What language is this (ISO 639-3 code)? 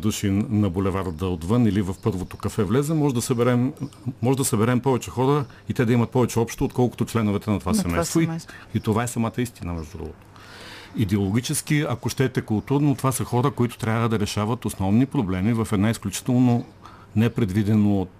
bul